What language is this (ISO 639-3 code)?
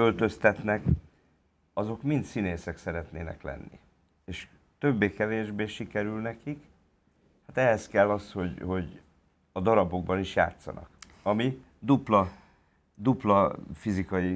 hun